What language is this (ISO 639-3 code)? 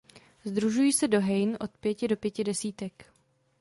ces